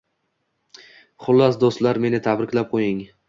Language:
Uzbek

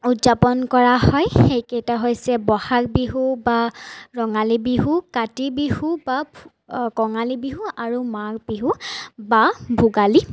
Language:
Assamese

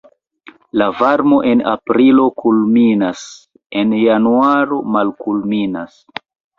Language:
Esperanto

